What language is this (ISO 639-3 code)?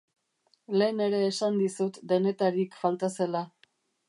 eus